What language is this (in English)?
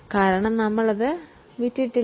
Malayalam